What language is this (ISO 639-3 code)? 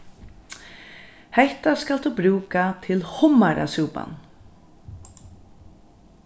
fao